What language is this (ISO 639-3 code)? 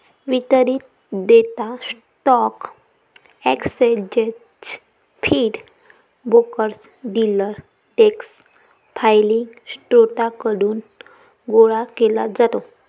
mar